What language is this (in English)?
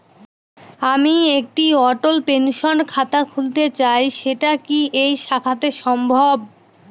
Bangla